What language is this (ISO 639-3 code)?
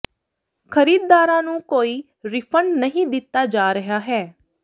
pan